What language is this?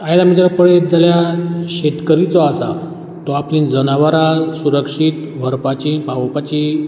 Konkani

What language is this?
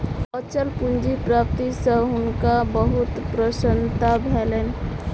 Maithili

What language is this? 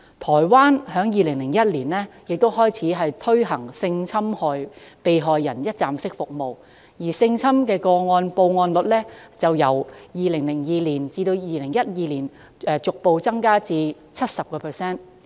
Cantonese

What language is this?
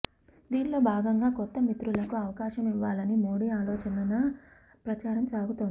Telugu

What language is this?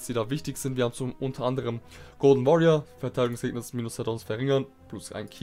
German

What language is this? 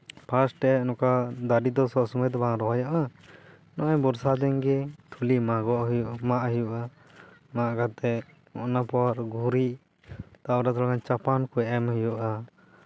Santali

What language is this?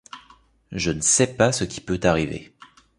French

